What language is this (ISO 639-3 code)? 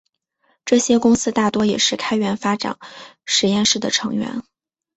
zho